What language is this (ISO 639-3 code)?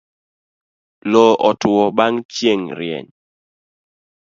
luo